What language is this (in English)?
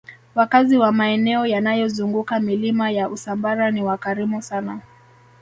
Swahili